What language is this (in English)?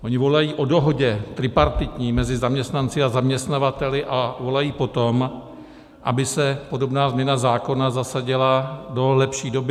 Czech